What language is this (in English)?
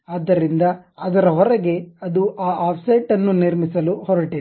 Kannada